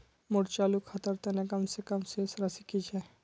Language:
Magahi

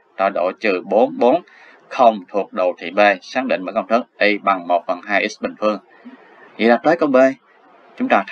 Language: Vietnamese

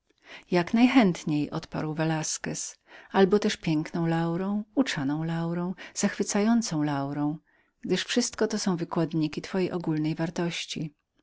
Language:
Polish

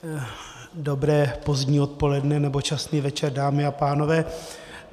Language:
Czech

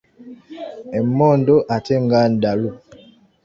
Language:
Ganda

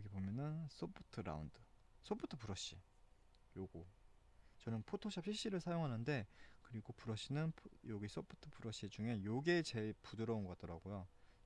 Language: Korean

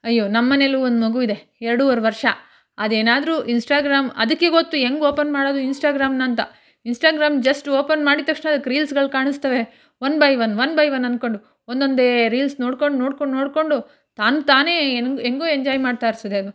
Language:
Kannada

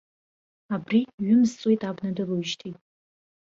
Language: Abkhazian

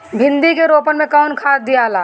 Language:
Bhojpuri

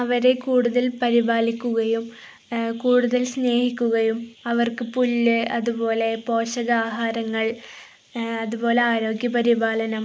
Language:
Malayalam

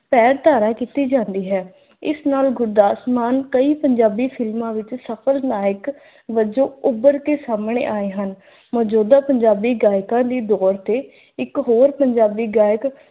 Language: Punjabi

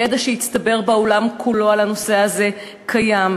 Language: Hebrew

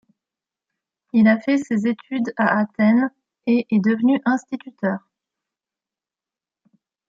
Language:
French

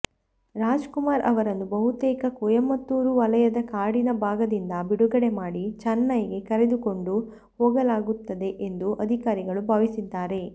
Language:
Kannada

